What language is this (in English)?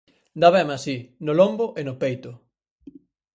Galician